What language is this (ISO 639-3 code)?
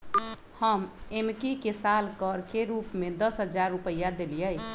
mag